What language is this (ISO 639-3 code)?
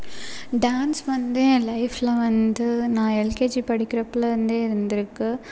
tam